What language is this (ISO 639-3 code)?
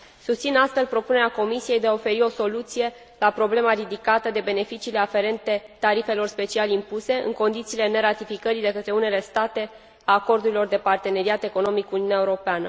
ron